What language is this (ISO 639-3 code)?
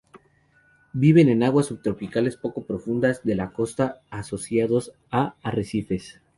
spa